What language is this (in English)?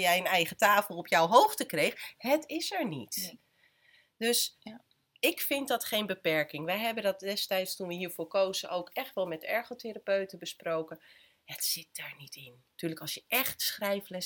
Dutch